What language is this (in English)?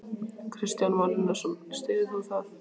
Icelandic